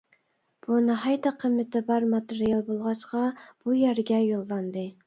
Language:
Uyghur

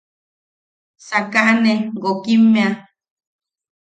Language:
Yaqui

